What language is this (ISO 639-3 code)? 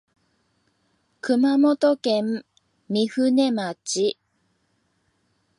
jpn